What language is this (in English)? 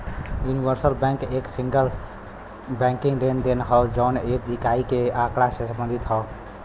Bhojpuri